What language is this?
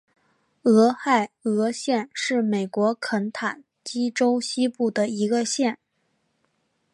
Chinese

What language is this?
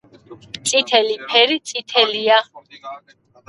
Georgian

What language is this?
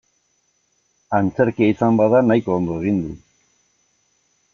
Basque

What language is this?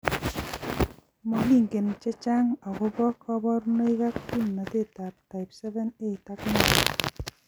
Kalenjin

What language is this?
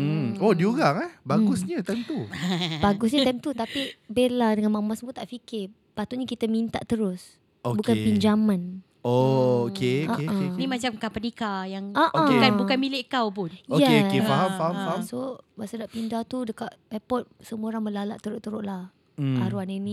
Malay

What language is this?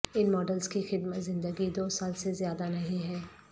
Urdu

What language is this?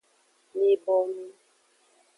Aja (Benin)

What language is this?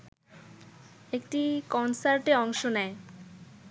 Bangla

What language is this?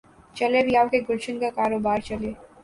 Urdu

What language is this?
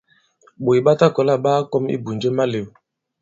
Bankon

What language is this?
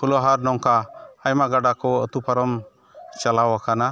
Santali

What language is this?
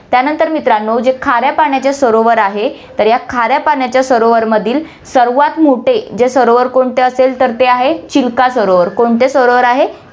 Marathi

